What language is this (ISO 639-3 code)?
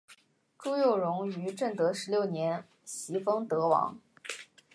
zho